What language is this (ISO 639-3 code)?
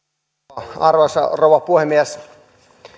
fin